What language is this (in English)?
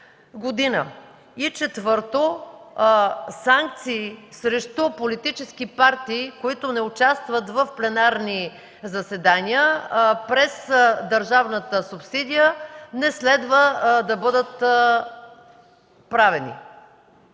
Bulgarian